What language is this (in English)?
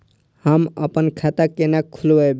Maithili